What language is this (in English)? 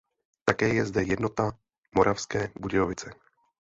Czech